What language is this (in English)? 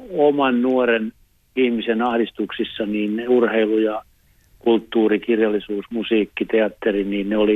Finnish